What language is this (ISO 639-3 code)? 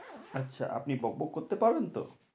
ben